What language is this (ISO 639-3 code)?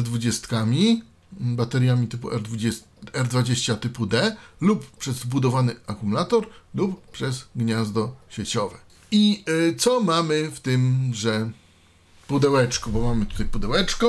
pol